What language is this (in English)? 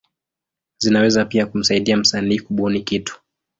Swahili